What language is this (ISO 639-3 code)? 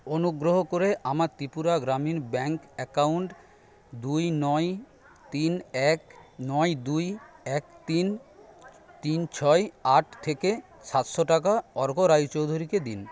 ben